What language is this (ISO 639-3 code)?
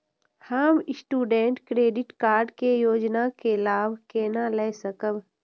mai